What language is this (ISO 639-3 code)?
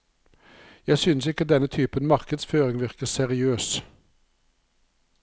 nor